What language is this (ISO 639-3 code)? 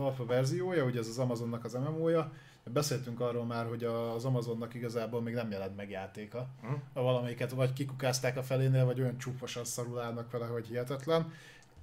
hun